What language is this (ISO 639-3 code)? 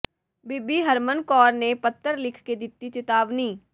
pan